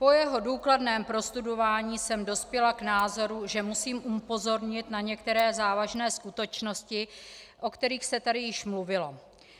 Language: Czech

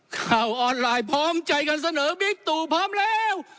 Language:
Thai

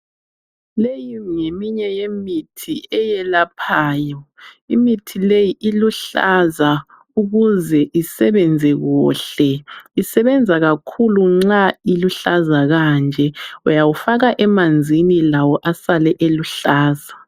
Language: North Ndebele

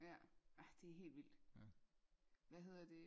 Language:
Danish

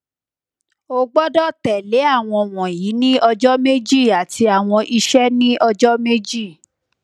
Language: Yoruba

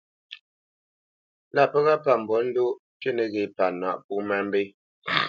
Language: Bamenyam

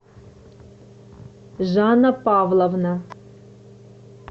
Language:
Russian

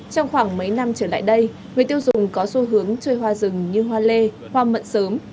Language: Vietnamese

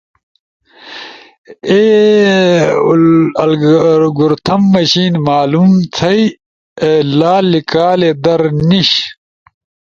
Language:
Ushojo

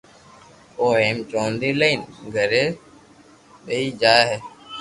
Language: Loarki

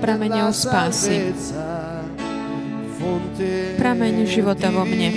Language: Slovak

